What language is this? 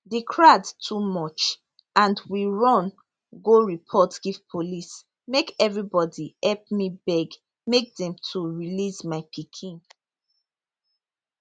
Nigerian Pidgin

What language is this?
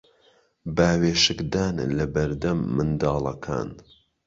Central Kurdish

